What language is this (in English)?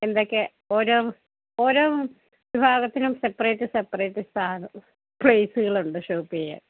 Malayalam